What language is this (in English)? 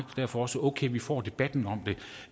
Danish